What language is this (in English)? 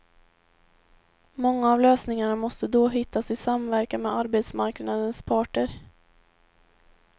Swedish